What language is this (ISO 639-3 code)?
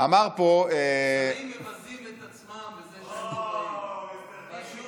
heb